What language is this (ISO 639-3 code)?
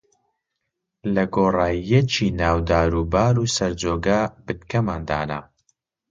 ckb